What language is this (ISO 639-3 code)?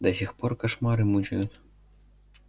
rus